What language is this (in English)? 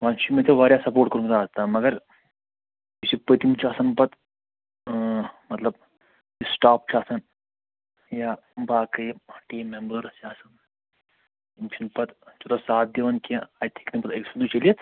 Kashmiri